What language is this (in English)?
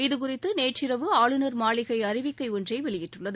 Tamil